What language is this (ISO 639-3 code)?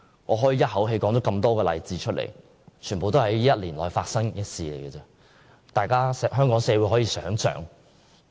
yue